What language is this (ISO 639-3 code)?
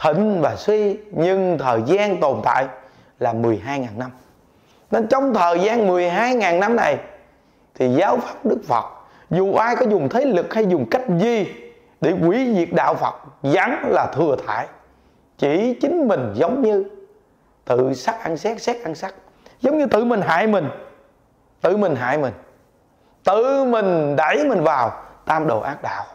vie